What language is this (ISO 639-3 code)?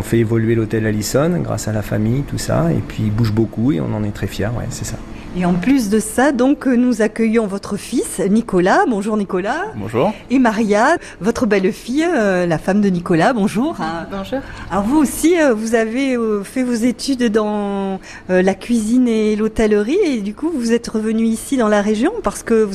fra